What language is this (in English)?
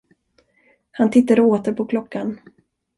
Swedish